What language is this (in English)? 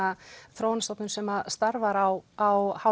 Icelandic